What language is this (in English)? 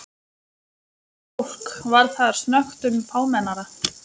Icelandic